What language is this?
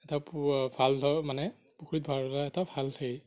Assamese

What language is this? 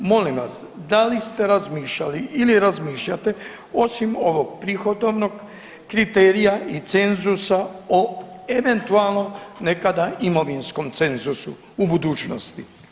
Croatian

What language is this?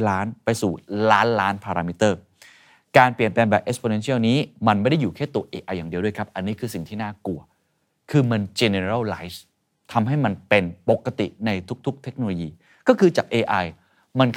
Thai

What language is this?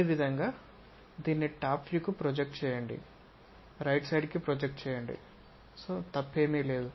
Telugu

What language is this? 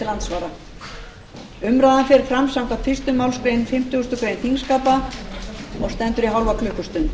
Icelandic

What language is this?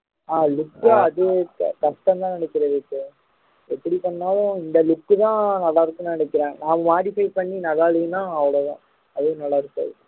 Tamil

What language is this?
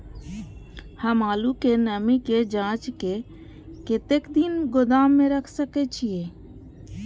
Maithili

